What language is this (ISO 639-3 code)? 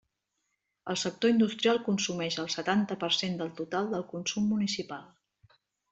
cat